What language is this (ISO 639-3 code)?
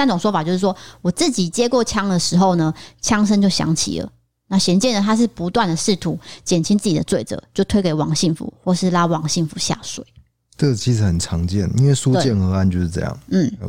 zho